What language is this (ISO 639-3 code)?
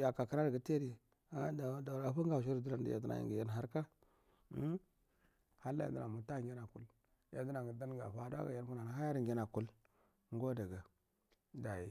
bdm